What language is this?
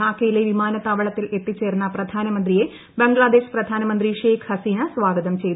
Malayalam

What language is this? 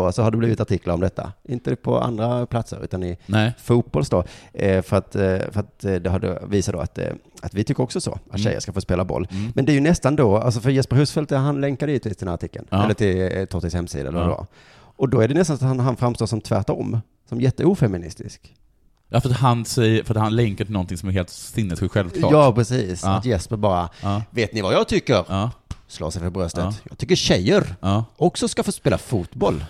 Swedish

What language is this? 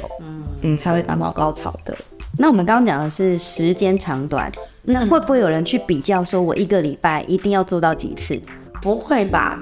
Chinese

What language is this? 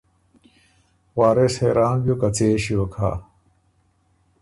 Ormuri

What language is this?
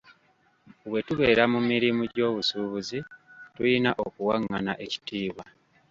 Ganda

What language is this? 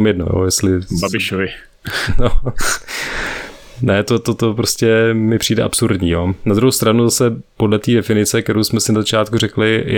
Czech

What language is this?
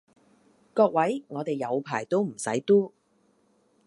Cantonese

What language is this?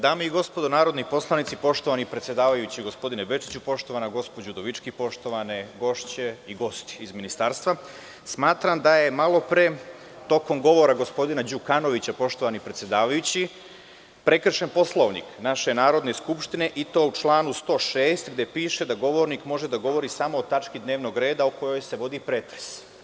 Serbian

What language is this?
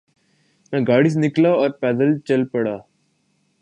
Urdu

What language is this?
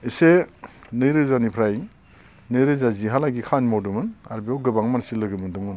Bodo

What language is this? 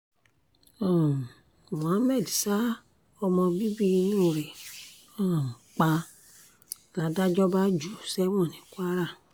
Yoruba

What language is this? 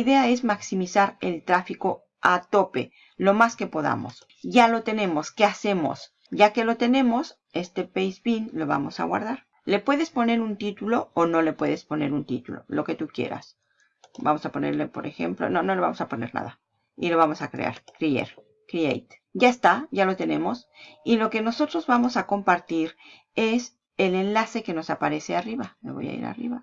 Spanish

